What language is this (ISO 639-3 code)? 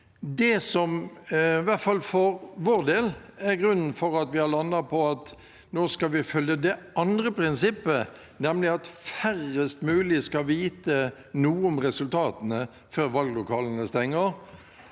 nor